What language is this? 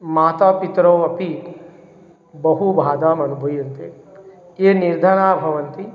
Sanskrit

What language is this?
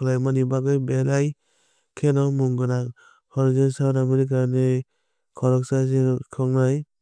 Kok Borok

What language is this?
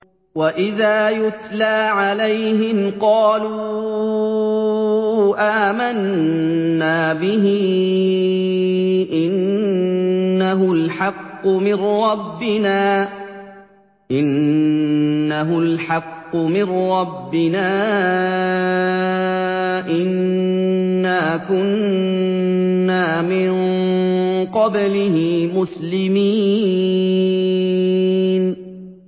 Arabic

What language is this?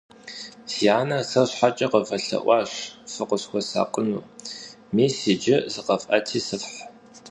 Kabardian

